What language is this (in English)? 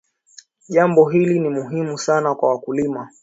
Swahili